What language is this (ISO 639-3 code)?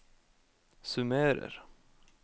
nor